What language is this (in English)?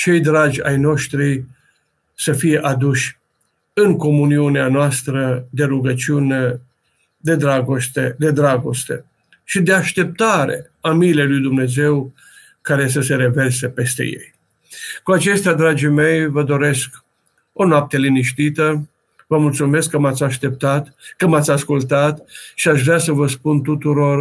Romanian